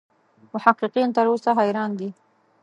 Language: Pashto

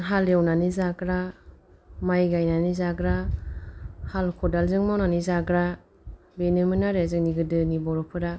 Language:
Bodo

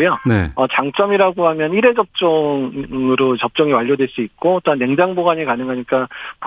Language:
Korean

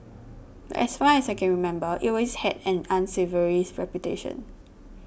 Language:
English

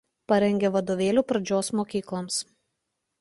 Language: Lithuanian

